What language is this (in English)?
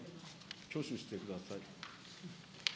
Japanese